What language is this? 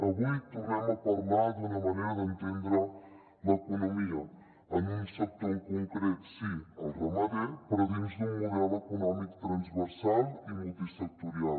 Catalan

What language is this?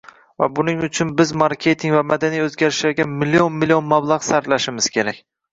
Uzbek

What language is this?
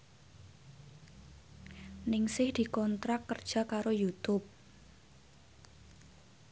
Javanese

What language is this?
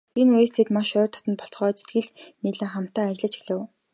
Mongolian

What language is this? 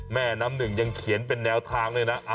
Thai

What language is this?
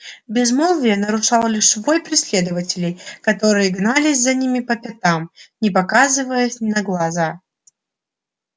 Russian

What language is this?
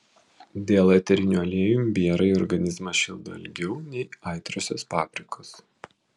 Lithuanian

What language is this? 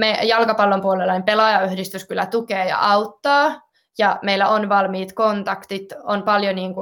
Finnish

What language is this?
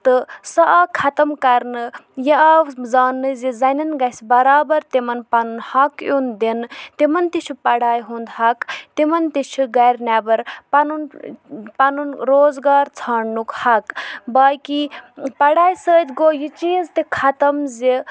Kashmiri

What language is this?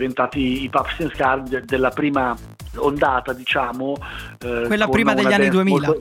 Italian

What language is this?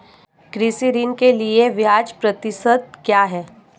Hindi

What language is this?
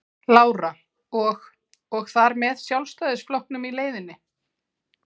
Icelandic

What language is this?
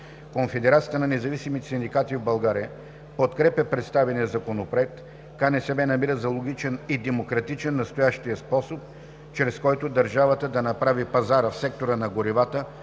Bulgarian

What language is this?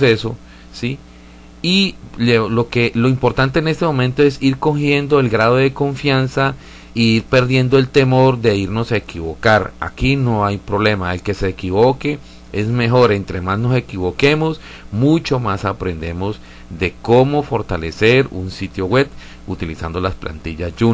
Spanish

